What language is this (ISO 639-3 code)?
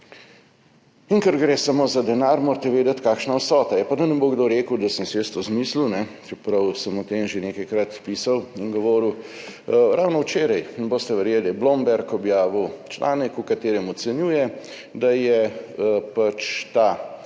slv